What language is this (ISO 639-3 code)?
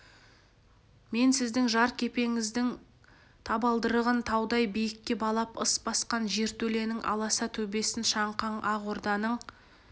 kaz